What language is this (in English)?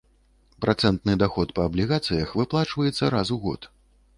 Belarusian